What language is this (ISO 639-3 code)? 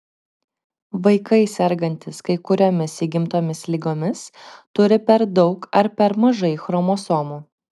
lit